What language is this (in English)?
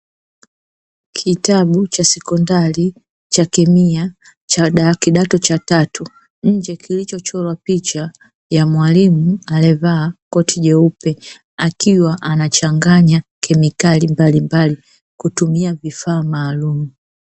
Swahili